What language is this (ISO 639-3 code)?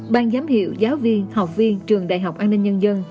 vie